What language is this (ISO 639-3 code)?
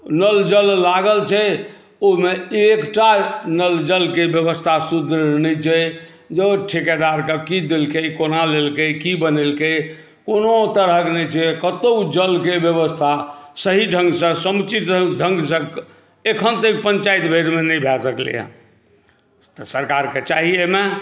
mai